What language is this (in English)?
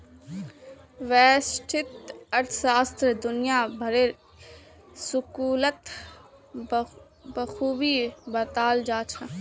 Magahi